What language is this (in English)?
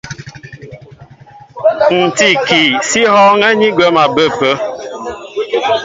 Mbo (Cameroon)